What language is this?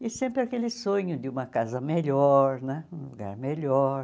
Portuguese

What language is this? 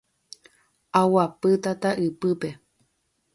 Guarani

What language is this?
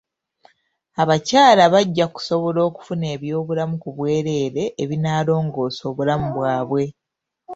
Ganda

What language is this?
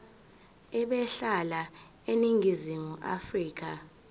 Zulu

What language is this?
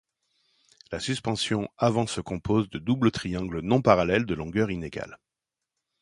French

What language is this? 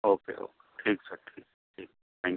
Urdu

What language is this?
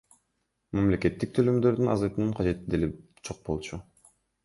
Kyrgyz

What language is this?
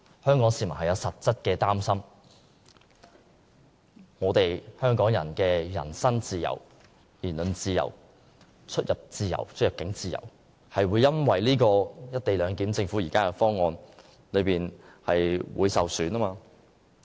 Cantonese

